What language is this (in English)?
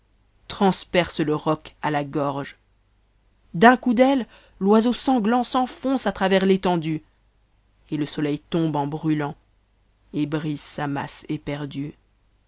French